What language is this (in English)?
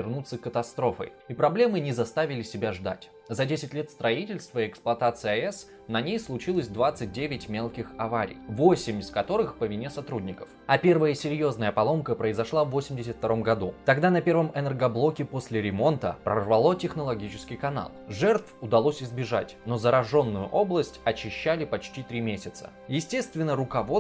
Russian